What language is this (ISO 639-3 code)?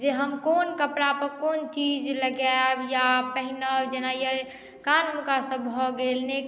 mai